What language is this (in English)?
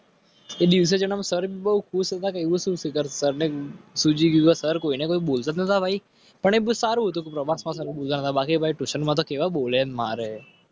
Gujarati